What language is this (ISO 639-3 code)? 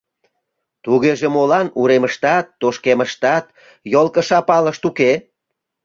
chm